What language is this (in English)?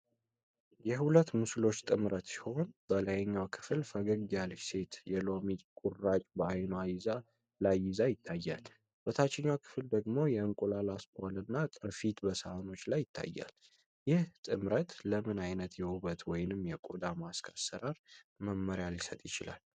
Amharic